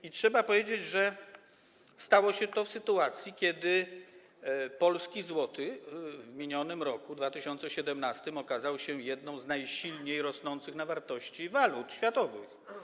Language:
Polish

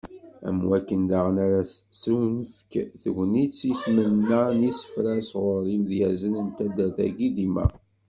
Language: Kabyle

